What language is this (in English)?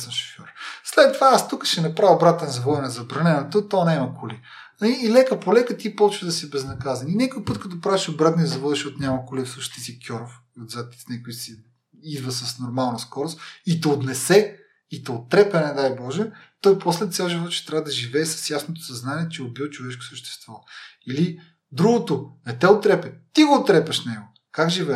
Bulgarian